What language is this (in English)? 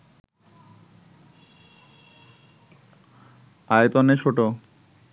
Bangla